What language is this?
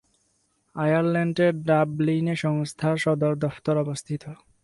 Bangla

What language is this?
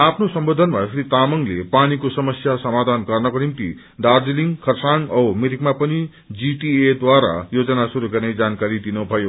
Nepali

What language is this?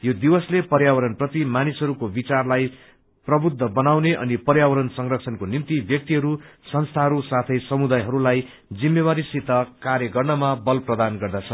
Nepali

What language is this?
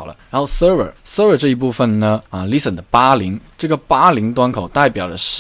Chinese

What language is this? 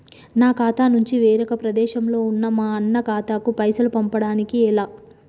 Telugu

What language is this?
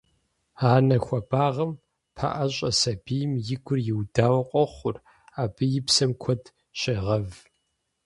Kabardian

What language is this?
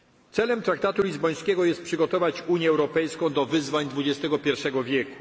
Polish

